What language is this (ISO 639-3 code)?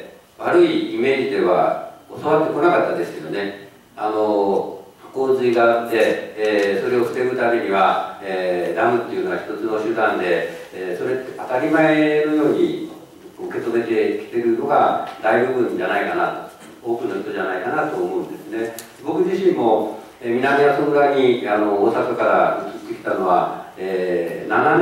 jpn